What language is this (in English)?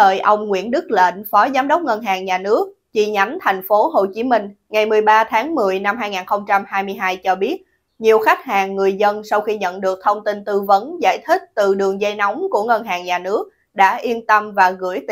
Vietnamese